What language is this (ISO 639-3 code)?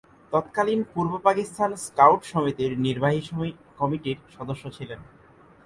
ben